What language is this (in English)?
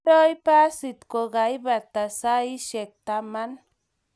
Kalenjin